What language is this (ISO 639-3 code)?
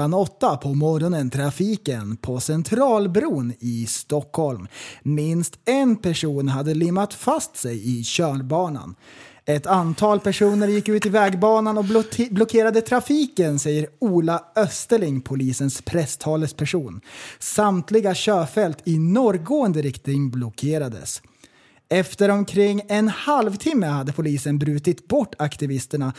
swe